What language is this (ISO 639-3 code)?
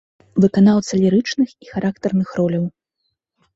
bel